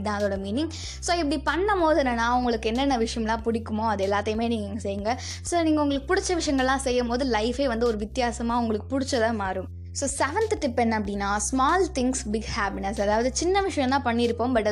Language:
Tamil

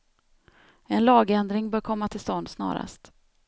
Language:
Swedish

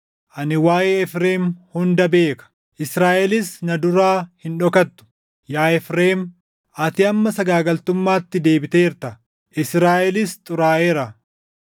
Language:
Oromo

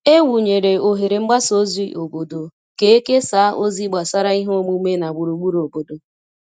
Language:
Igbo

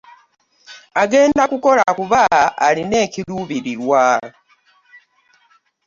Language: Ganda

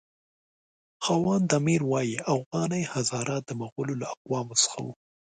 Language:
Pashto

